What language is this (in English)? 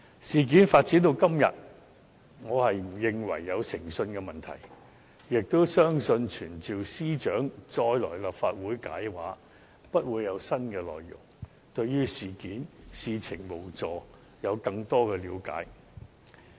Cantonese